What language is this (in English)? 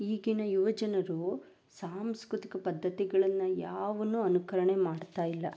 Kannada